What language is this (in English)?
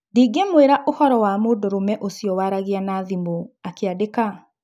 Kikuyu